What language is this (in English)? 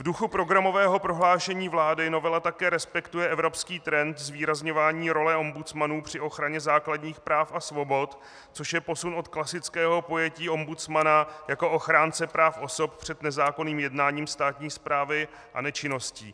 Czech